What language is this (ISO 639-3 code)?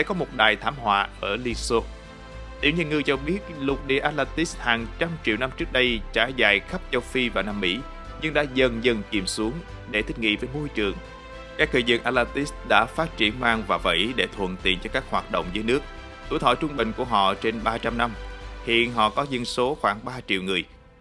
vie